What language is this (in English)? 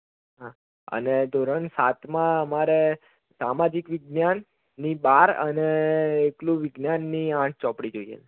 Gujarati